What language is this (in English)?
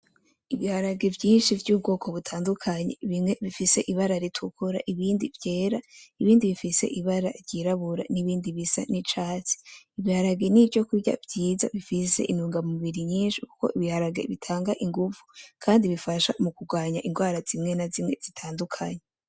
Rundi